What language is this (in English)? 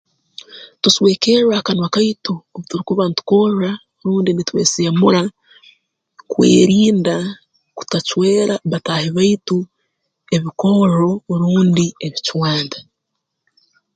Tooro